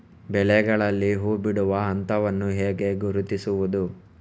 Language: Kannada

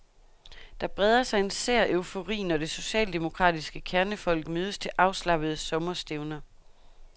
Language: Danish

